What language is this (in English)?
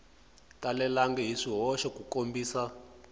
Tsonga